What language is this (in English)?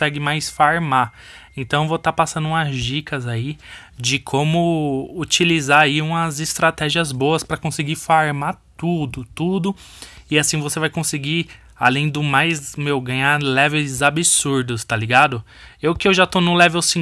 Portuguese